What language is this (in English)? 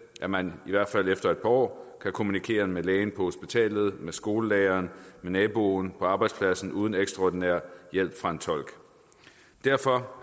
Danish